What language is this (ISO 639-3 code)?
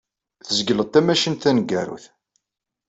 kab